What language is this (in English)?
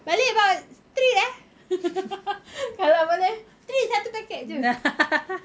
English